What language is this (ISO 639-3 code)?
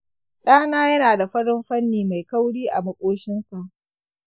hau